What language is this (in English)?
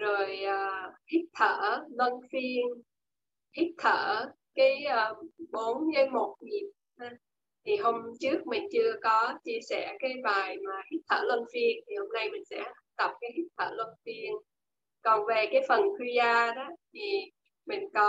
Vietnamese